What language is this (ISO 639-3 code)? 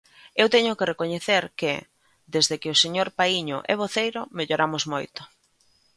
glg